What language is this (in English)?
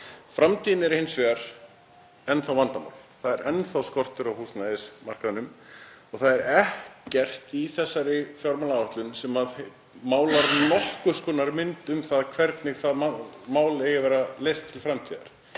Icelandic